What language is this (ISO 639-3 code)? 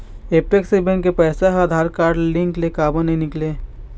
hne